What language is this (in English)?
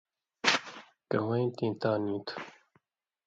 Indus Kohistani